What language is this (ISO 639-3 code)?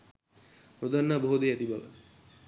sin